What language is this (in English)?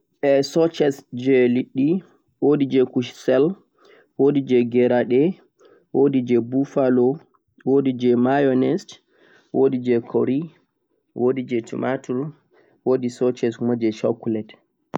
Central-Eastern Niger Fulfulde